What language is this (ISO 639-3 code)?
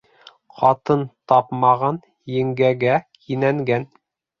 bak